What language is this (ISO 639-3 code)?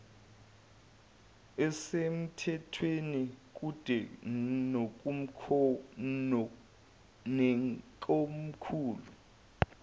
zul